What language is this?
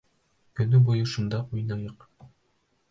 Bashkir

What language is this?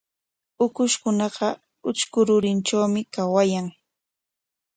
Corongo Ancash Quechua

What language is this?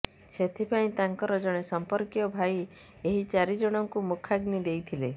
Odia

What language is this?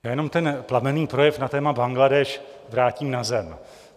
Czech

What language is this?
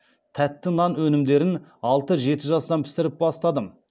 Kazakh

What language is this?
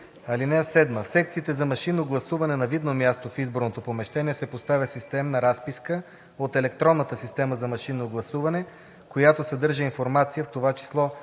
Bulgarian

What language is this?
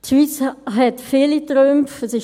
Swiss German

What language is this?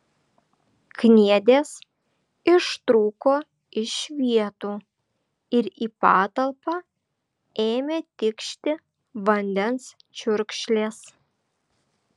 Lithuanian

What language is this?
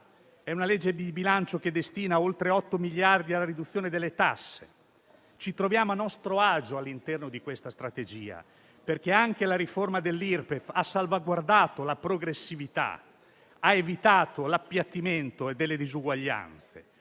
Italian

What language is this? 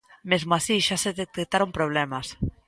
Galician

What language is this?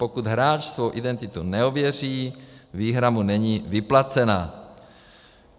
Czech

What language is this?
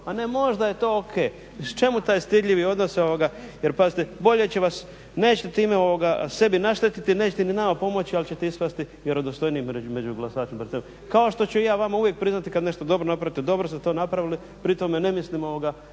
Croatian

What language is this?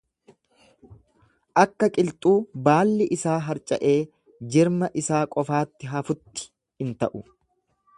Oromo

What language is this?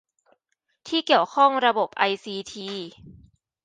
Thai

